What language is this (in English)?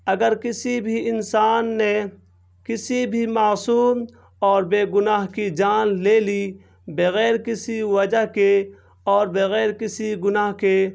Urdu